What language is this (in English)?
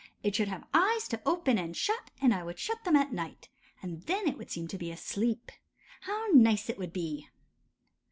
English